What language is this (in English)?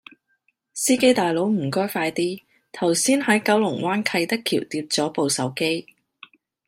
Cantonese